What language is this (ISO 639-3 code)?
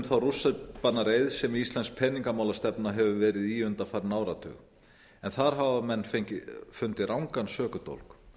isl